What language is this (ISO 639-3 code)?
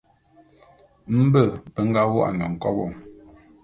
bum